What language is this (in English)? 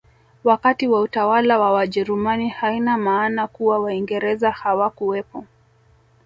Swahili